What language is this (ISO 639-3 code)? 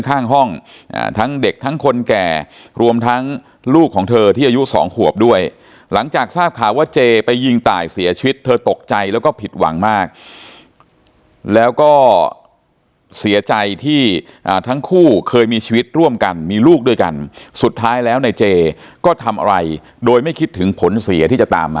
tha